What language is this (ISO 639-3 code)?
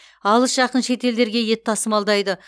kaz